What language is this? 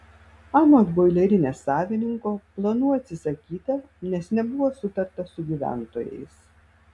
Lithuanian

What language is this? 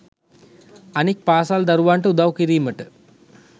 Sinhala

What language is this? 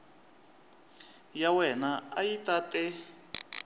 Tsonga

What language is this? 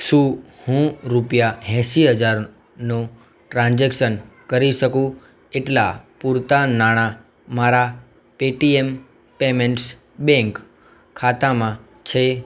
Gujarati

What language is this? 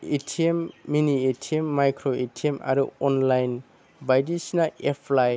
Bodo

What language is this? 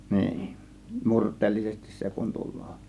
Finnish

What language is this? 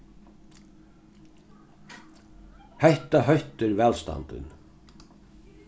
Faroese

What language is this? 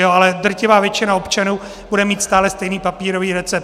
Czech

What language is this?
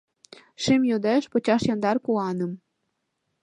Mari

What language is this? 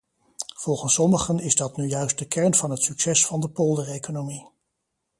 Dutch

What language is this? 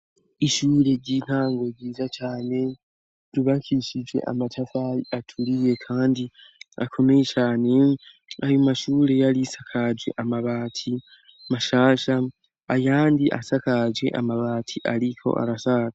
Rundi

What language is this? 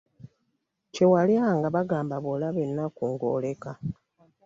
Ganda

